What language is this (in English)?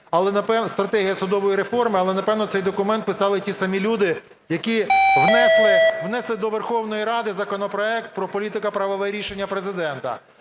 Ukrainian